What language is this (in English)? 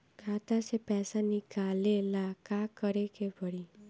Bhojpuri